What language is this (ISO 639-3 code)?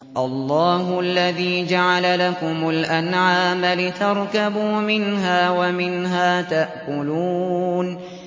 ara